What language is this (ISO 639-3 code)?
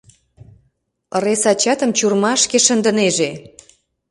chm